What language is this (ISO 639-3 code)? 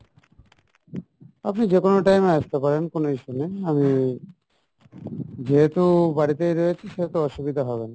ben